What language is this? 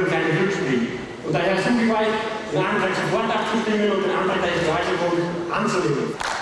German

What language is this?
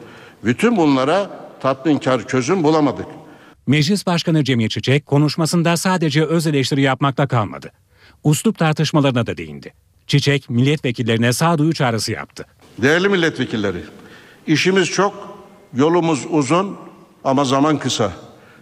Turkish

